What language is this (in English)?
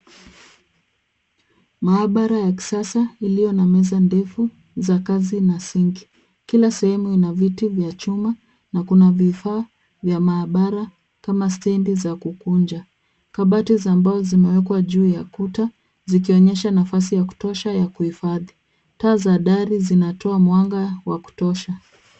Swahili